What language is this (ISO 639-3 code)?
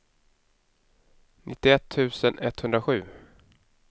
swe